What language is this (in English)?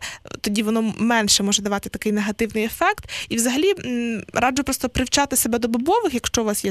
Ukrainian